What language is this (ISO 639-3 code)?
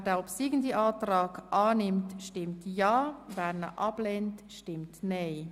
gsw